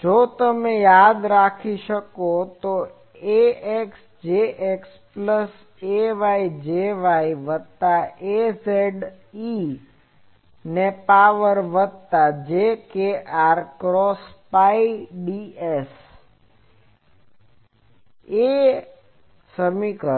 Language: Gujarati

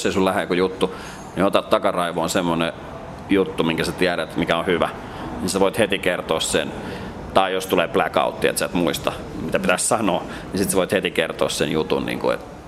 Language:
Finnish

